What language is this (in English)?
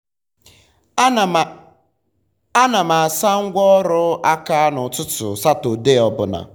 Igbo